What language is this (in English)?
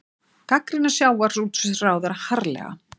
Icelandic